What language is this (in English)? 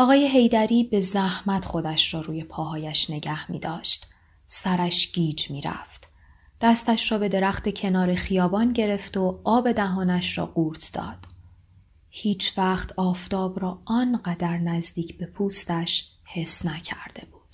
Persian